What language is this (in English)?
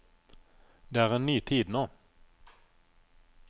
Norwegian